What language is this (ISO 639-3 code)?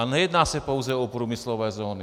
ces